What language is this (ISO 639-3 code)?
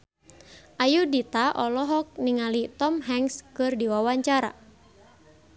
sun